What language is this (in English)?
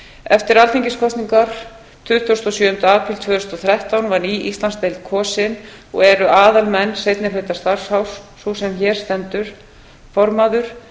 Icelandic